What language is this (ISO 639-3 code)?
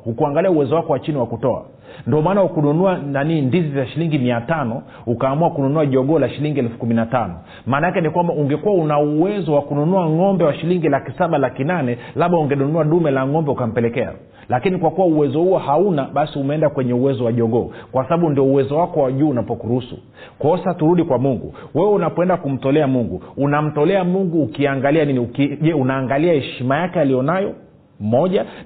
swa